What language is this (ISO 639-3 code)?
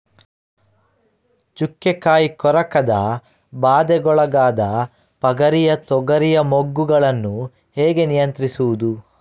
kan